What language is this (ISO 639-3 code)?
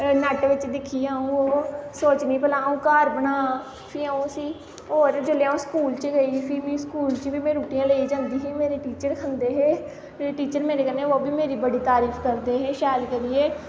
doi